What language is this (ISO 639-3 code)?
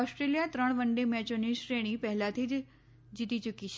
guj